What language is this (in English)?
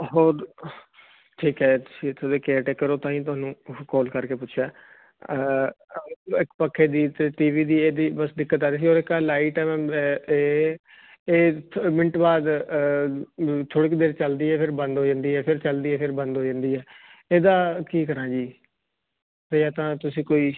Punjabi